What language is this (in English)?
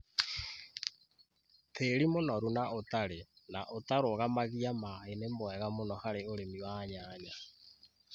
Kikuyu